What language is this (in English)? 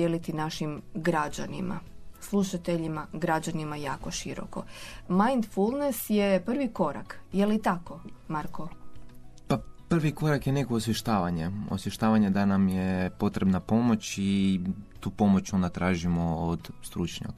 Croatian